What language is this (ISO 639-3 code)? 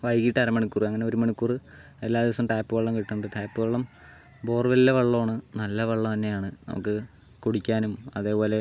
mal